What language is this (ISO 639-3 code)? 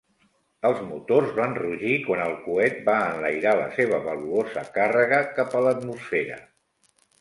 cat